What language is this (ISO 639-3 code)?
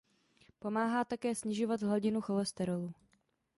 ces